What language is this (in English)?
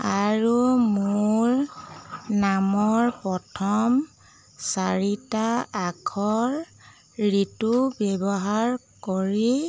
Assamese